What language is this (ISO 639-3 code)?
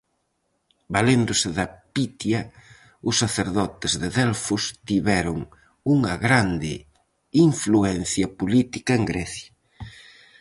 glg